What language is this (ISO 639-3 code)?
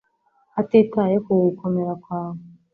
kin